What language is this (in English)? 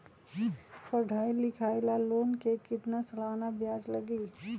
Magahi